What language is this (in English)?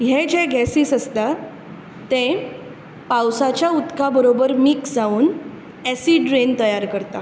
Konkani